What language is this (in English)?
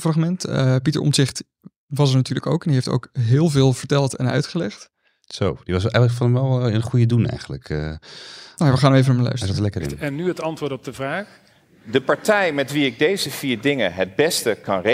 Dutch